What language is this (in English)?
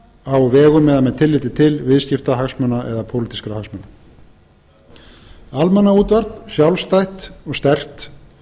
Icelandic